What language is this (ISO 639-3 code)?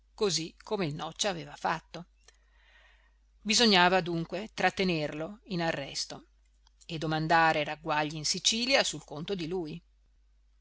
ita